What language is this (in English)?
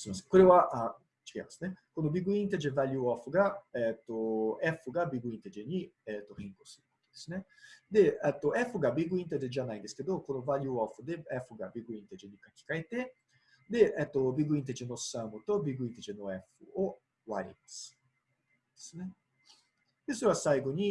Japanese